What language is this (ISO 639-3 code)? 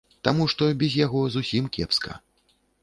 bel